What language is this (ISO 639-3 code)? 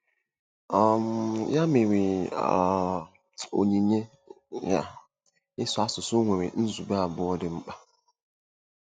ibo